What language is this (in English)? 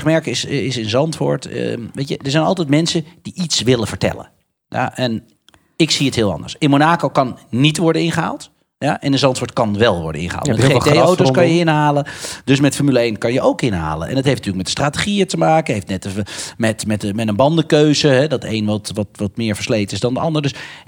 Dutch